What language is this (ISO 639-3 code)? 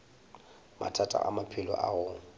nso